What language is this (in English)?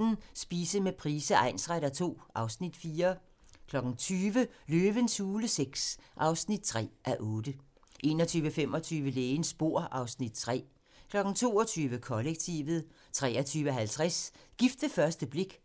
Danish